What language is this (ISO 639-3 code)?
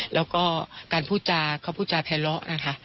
tha